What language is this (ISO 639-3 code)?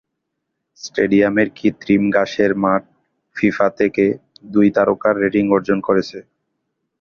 ben